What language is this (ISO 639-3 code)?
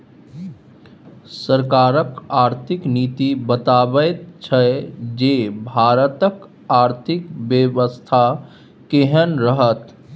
mai